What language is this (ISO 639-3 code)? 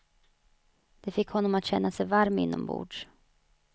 swe